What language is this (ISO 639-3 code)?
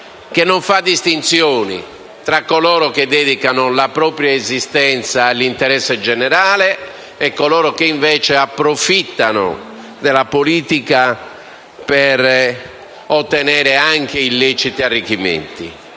ita